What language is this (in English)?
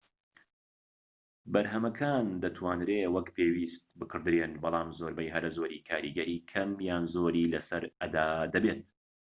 Central Kurdish